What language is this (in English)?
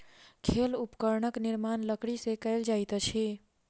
Maithili